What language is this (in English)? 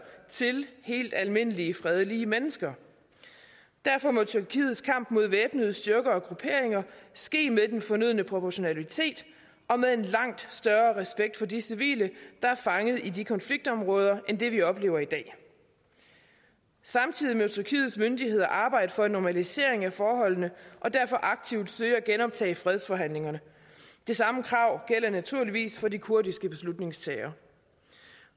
Danish